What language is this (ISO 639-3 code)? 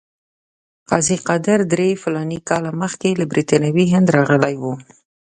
pus